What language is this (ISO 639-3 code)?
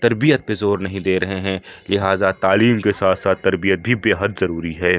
urd